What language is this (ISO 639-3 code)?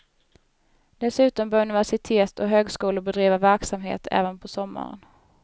swe